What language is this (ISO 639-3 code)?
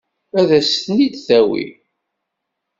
kab